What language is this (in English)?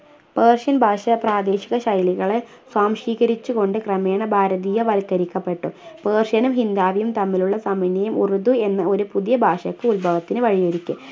Malayalam